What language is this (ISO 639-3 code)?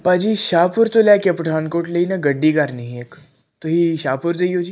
pan